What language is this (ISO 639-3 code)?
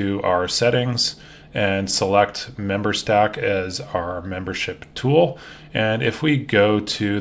eng